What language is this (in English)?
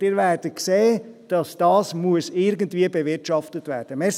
Swiss German